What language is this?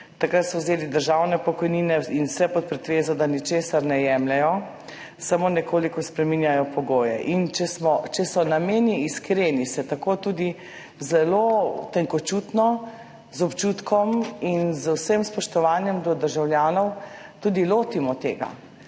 Slovenian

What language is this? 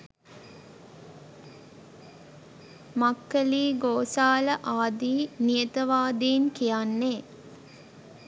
Sinhala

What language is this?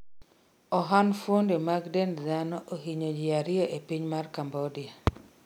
Luo (Kenya and Tanzania)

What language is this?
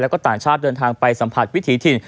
Thai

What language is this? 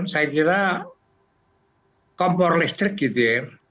Indonesian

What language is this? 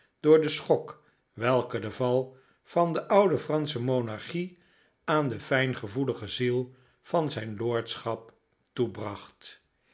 Dutch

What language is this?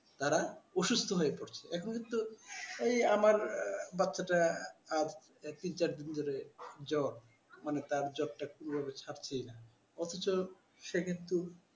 Bangla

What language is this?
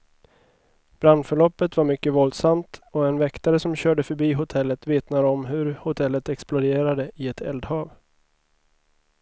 Swedish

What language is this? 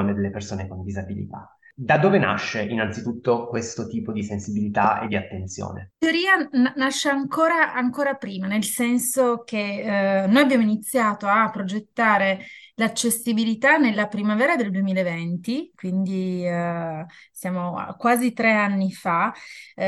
Italian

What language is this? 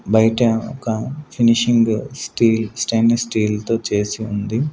Telugu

